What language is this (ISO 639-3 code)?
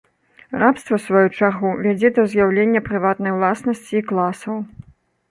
bel